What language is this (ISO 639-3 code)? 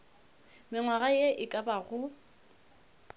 nso